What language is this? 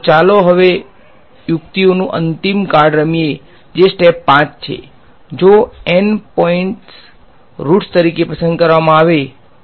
Gujarati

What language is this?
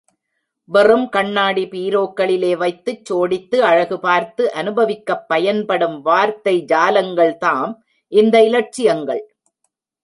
Tamil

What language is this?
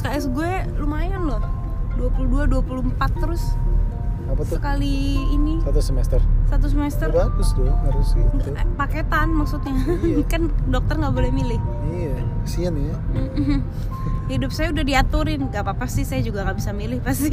Indonesian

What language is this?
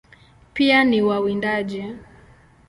Swahili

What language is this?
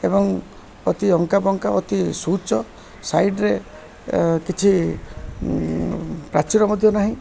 Odia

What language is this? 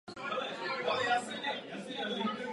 Czech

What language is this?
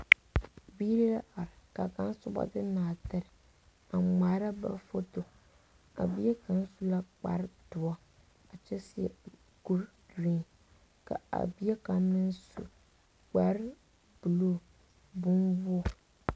Southern Dagaare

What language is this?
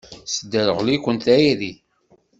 Kabyle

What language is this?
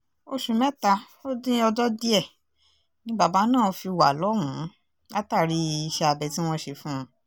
Yoruba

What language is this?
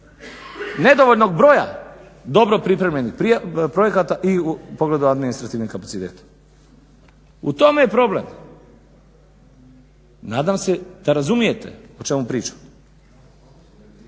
Croatian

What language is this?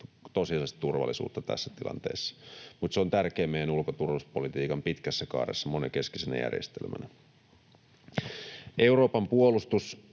Finnish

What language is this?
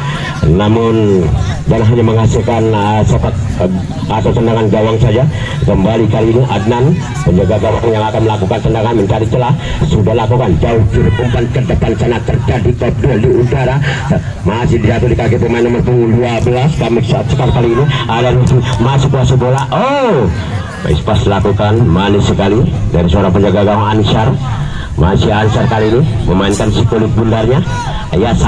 Indonesian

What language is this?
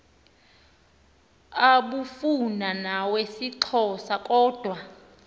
Xhosa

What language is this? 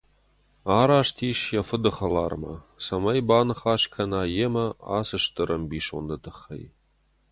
Ossetic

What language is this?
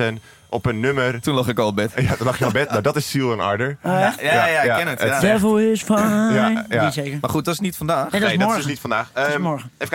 Dutch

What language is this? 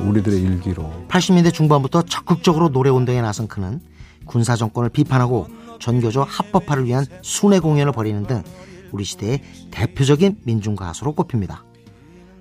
Korean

